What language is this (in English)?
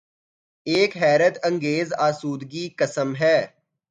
Urdu